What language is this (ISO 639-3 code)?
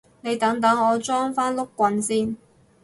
yue